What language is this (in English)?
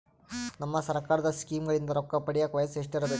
Kannada